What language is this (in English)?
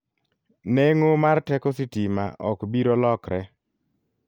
Luo (Kenya and Tanzania)